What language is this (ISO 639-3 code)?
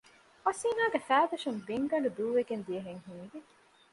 div